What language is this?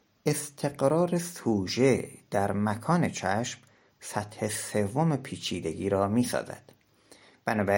Persian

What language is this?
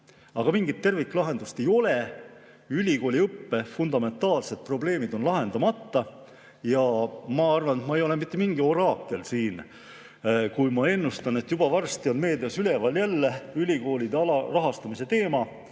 Estonian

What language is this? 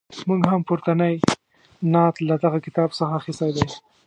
Pashto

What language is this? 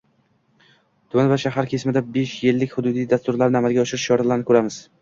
Uzbek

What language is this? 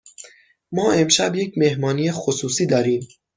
Persian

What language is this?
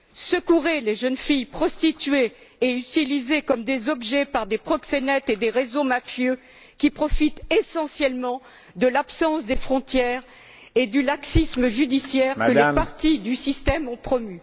French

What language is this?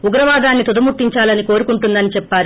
Telugu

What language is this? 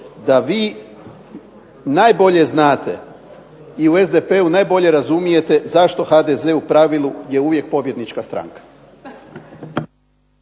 Croatian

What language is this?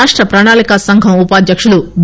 Telugu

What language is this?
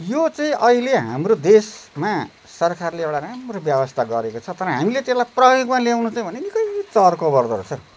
Nepali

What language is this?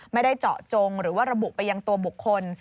Thai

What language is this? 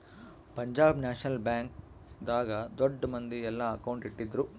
Kannada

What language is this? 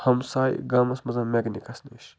Kashmiri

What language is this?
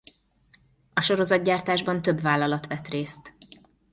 Hungarian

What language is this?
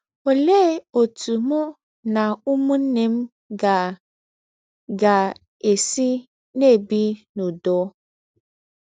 Igbo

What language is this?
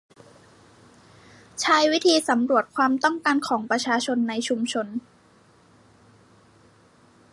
Thai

